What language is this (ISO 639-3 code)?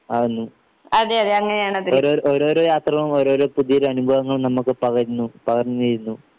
mal